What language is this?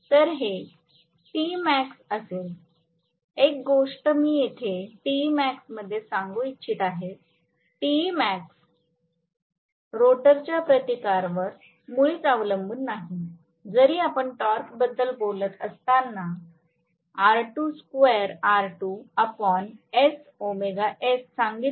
Marathi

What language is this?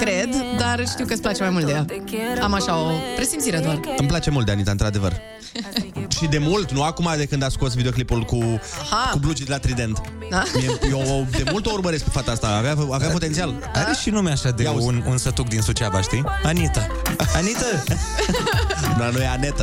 Romanian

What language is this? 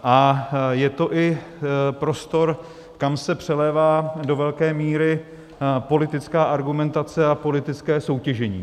Czech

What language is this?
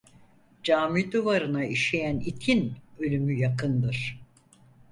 Turkish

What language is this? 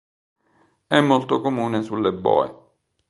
Italian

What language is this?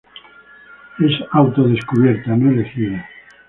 Spanish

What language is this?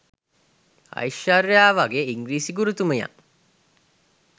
Sinhala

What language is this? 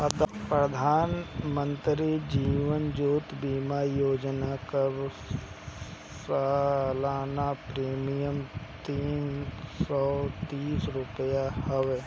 Bhojpuri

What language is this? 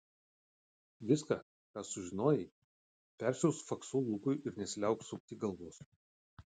Lithuanian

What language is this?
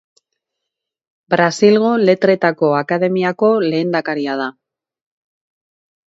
Basque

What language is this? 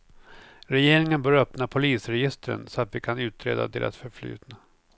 Swedish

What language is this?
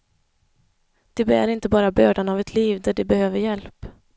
Swedish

